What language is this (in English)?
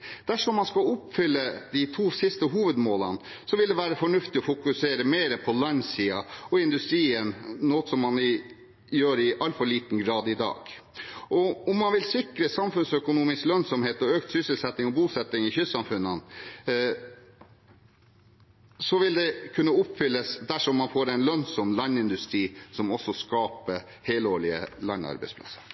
Norwegian Bokmål